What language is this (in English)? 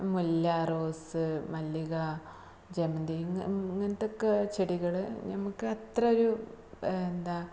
Malayalam